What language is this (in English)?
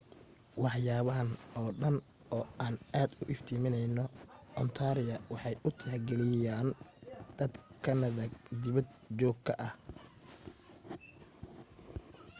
Somali